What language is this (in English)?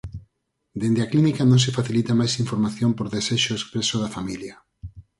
Galician